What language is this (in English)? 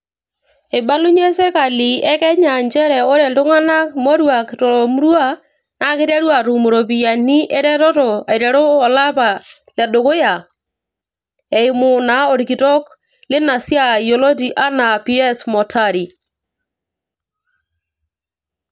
Masai